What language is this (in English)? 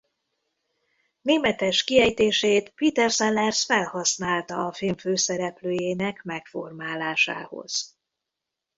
Hungarian